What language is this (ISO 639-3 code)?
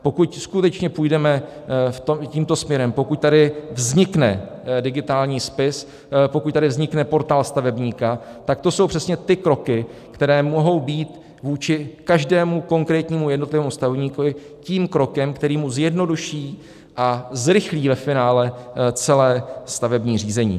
ces